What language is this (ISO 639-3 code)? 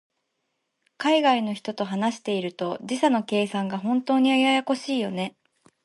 jpn